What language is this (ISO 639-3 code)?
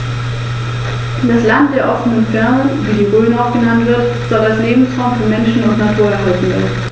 deu